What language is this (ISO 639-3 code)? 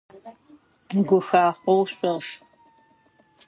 ady